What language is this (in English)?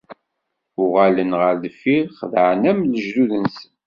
Kabyle